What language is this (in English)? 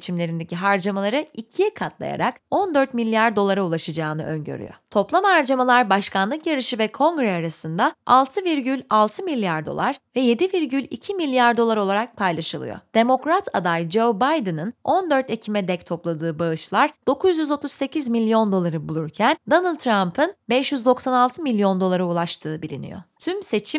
Turkish